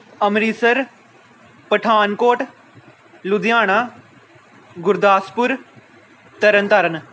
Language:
Punjabi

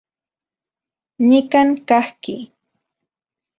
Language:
Central Puebla Nahuatl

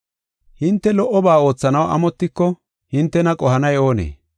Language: Gofa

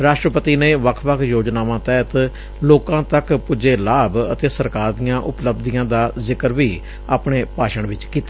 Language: Punjabi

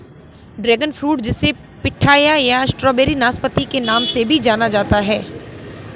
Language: Hindi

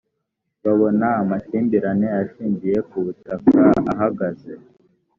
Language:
Kinyarwanda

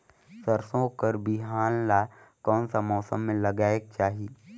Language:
Chhattisgarhi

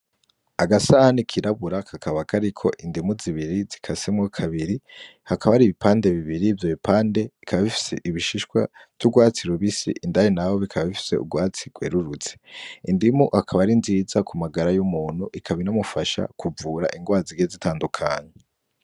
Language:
Rundi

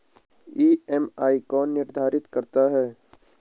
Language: Hindi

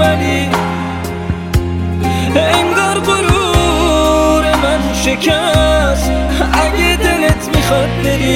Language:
Persian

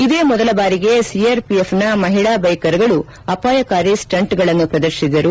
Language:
Kannada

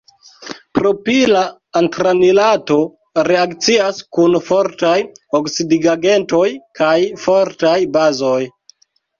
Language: Esperanto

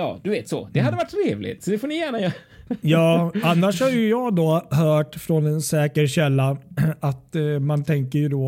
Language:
Swedish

